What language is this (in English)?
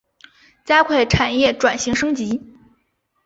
Chinese